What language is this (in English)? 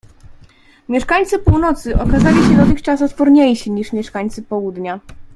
Polish